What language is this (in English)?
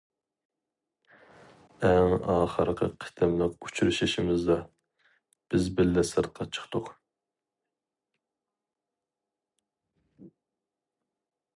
Uyghur